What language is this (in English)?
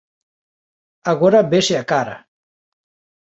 Galician